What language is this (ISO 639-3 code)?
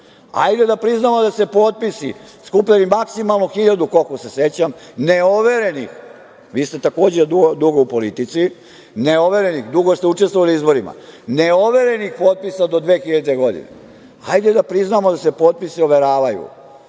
srp